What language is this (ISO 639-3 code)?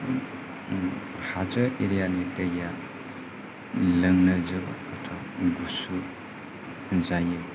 brx